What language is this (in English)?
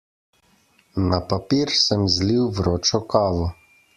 Slovenian